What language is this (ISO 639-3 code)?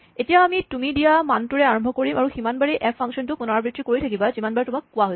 asm